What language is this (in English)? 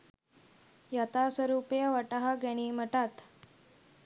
Sinhala